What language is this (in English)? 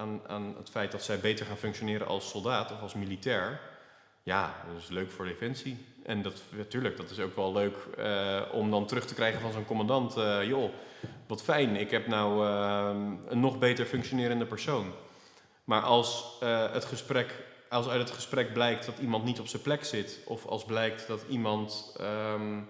Dutch